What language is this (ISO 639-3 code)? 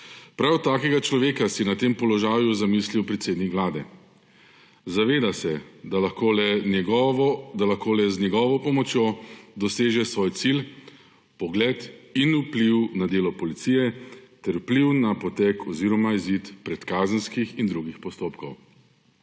slv